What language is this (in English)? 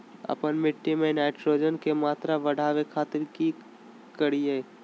Magahi